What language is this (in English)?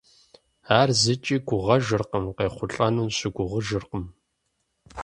Kabardian